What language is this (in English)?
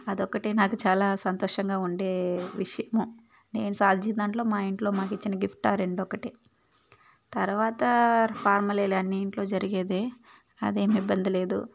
Telugu